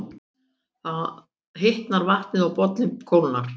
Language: Icelandic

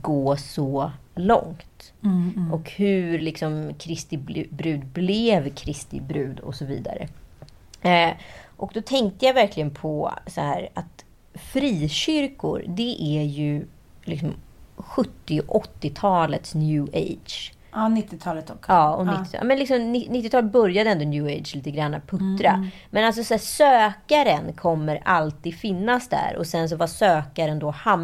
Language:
Swedish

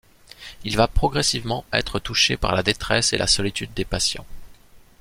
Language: French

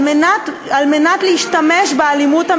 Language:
Hebrew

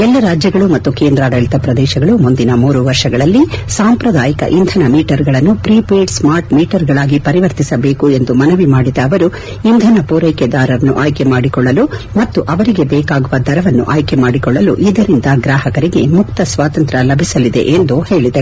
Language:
Kannada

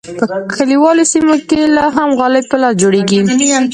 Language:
Pashto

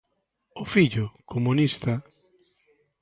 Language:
Galician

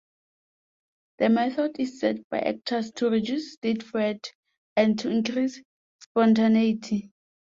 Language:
English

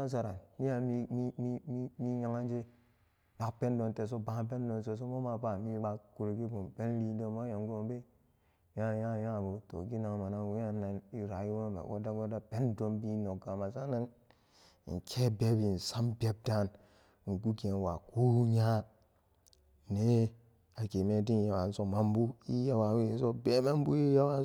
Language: Samba Daka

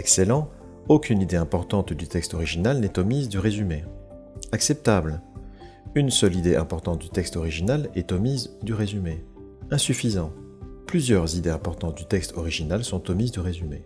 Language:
French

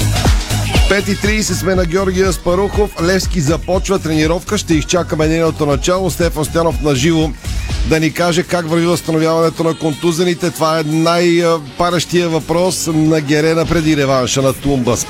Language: Bulgarian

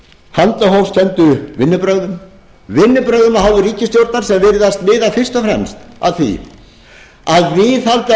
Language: Icelandic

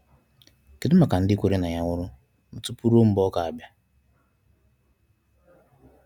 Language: Igbo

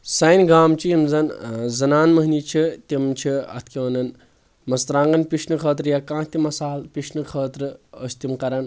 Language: Kashmiri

